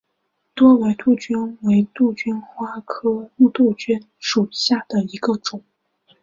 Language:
Chinese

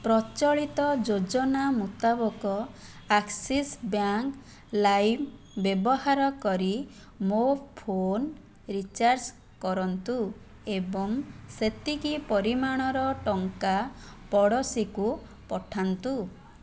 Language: Odia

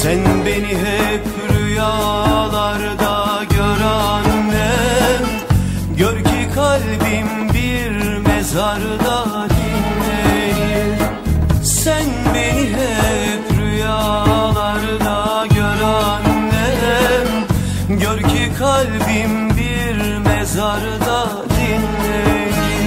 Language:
Turkish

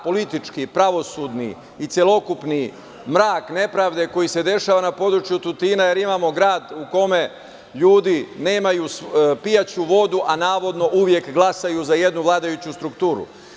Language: Serbian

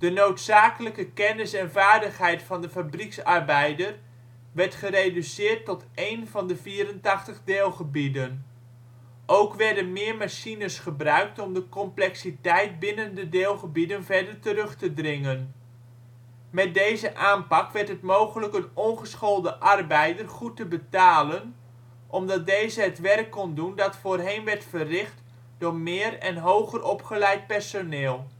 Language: Dutch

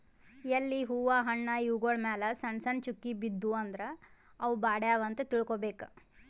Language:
Kannada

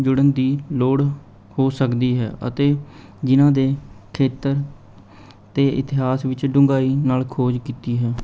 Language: Punjabi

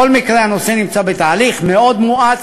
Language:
Hebrew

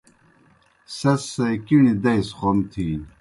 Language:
Kohistani Shina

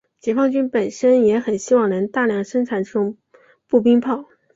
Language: Chinese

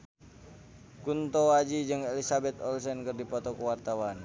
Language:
Sundanese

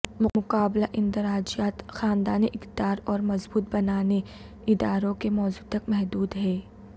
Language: Urdu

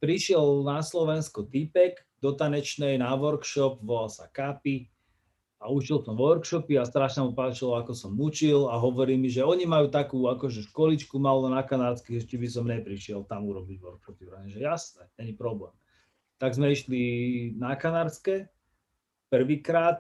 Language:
Slovak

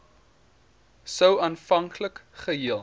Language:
Afrikaans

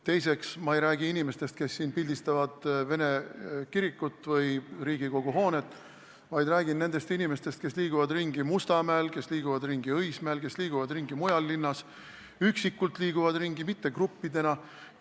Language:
Estonian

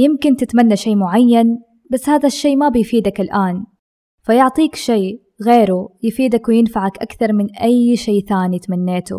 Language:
Arabic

